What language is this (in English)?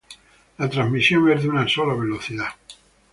Spanish